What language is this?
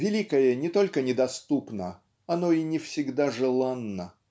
Russian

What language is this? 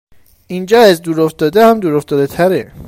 Persian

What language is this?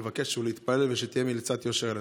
Hebrew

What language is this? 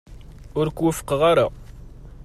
Kabyle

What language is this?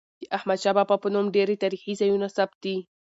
Pashto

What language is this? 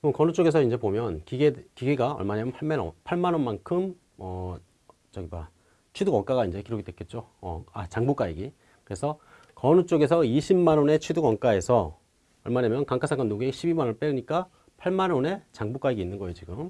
Korean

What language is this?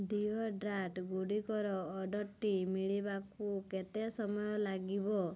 Odia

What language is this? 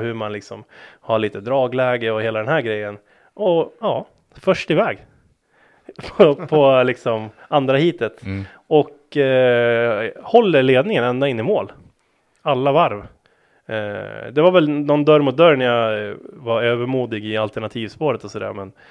Swedish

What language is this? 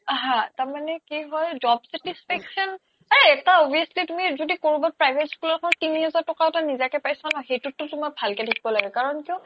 Assamese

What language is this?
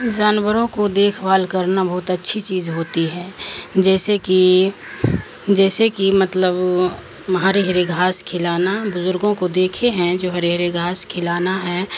Urdu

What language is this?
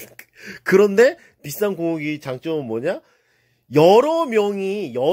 Korean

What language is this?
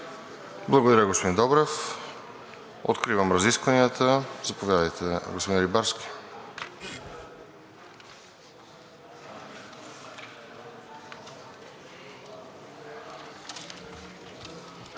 Bulgarian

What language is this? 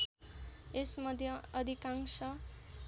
Nepali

